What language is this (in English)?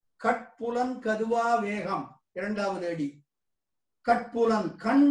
Tamil